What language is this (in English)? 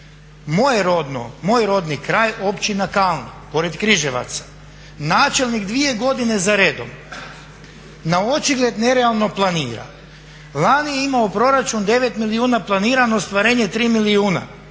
Croatian